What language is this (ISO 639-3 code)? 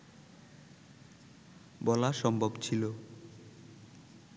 ben